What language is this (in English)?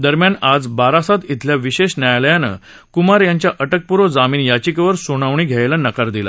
Marathi